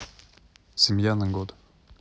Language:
Russian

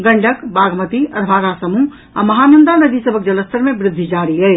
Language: Maithili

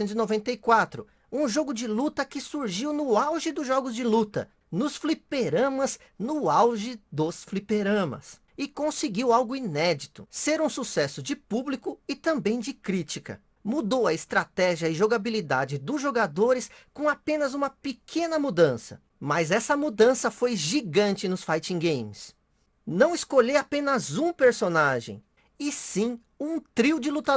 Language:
Portuguese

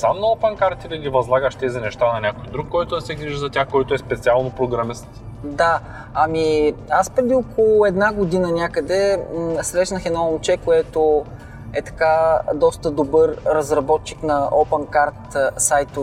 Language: Bulgarian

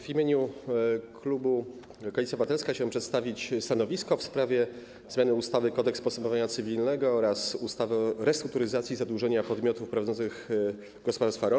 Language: Polish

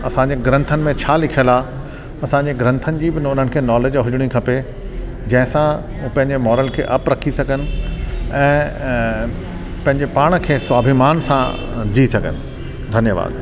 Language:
Sindhi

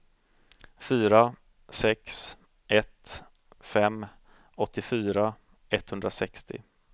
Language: Swedish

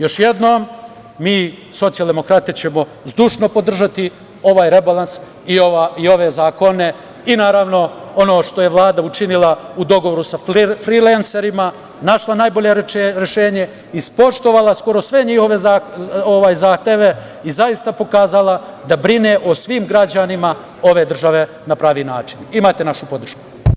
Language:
Serbian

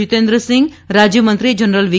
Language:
Gujarati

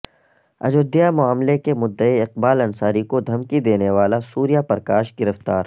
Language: Urdu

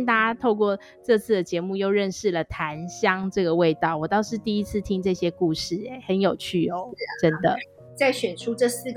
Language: Chinese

